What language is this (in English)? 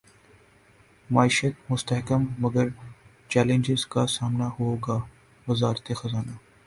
Urdu